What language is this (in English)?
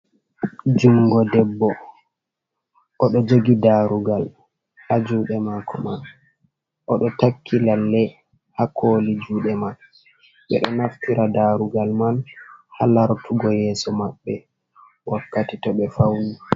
Fula